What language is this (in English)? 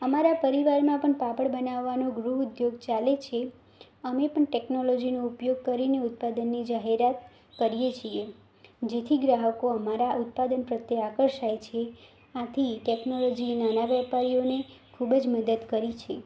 Gujarati